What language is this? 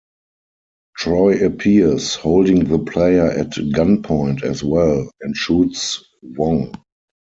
English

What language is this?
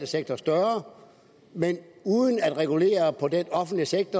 Danish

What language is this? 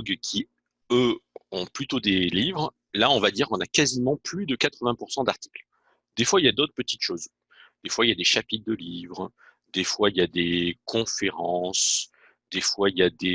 French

